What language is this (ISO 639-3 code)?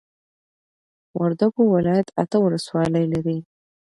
pus